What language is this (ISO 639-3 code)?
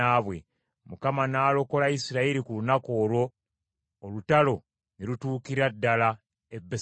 lug